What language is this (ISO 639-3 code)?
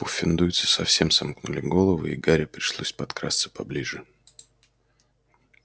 rus